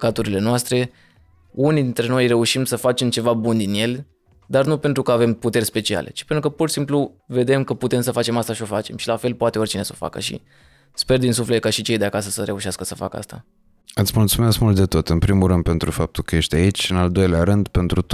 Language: Romanian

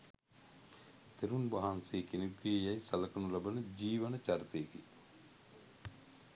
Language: Sinhala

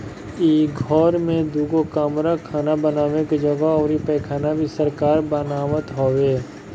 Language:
Bhojpuri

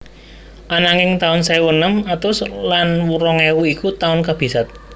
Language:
Javanese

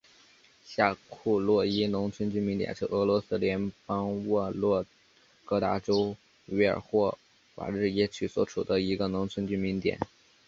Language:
Chinese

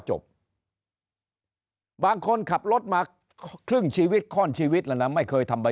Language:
Thai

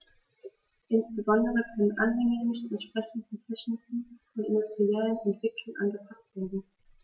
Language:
German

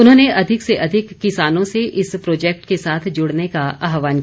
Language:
Hindi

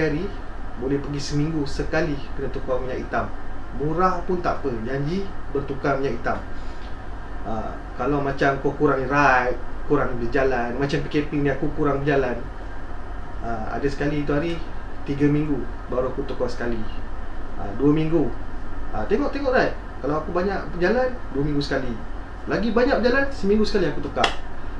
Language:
Malay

